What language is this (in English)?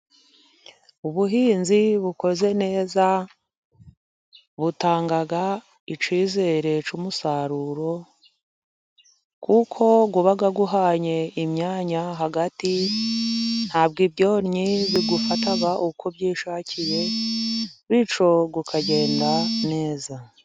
Kinyarwanda